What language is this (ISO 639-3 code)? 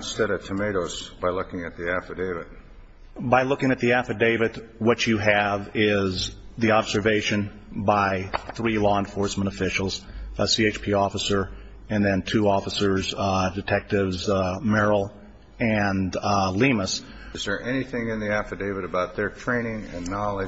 eng